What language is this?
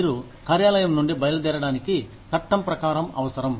Telugu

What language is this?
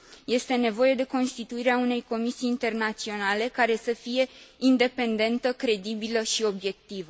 Romanian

